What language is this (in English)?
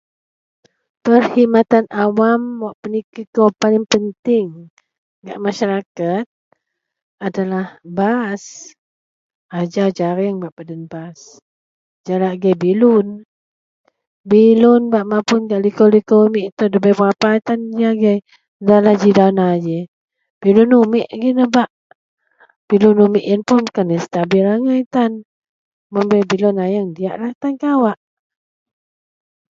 Central Melanau